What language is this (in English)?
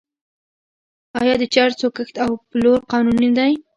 Pashto